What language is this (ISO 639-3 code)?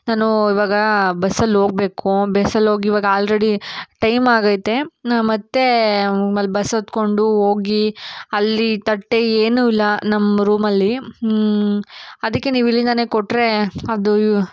kan